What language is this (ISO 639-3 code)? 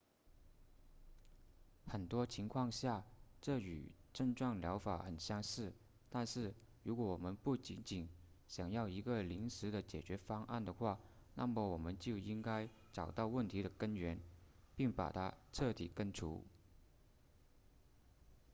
zho